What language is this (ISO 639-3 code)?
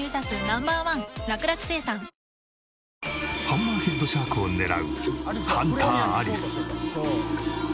jpn